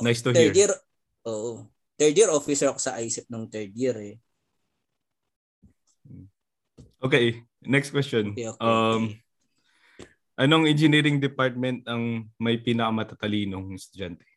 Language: Filipino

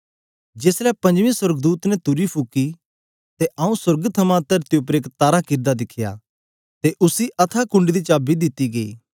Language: Dogri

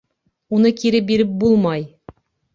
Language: Bashkir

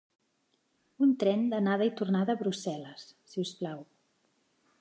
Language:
Catalan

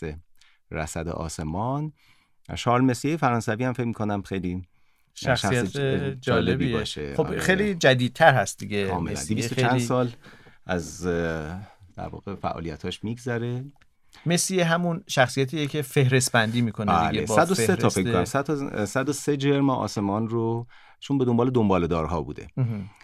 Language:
Persian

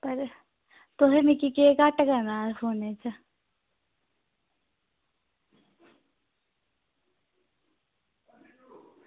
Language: Dogri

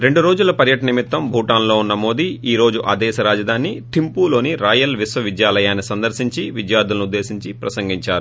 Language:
Telugu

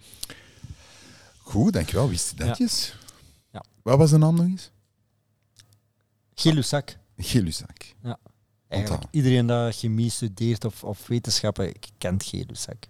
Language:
Dutch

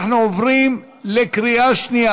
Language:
Hebrew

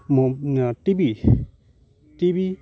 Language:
Santali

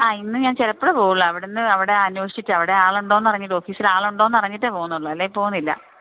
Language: Malayalam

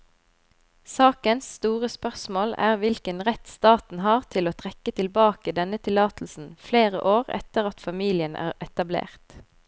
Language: Norwegian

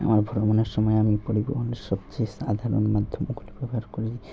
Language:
Bangla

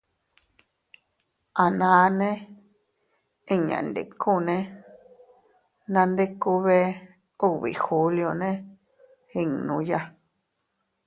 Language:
Teutila Cuicatec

